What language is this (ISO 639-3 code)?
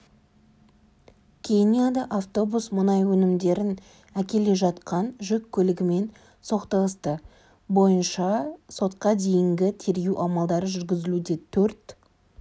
kaz